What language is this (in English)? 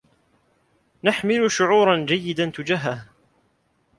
Arabic